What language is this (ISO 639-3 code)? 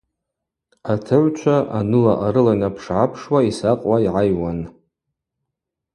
abq